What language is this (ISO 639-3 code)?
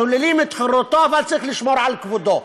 heb